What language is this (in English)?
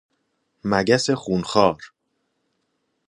Persian